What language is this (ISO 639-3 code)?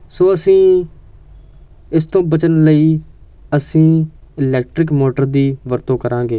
pan